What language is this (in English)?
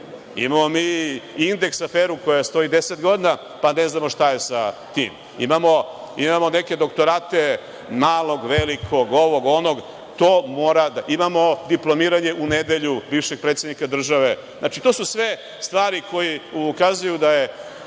Serbian